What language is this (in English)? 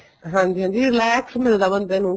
Punjabi